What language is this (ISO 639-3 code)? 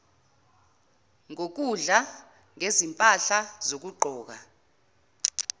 zul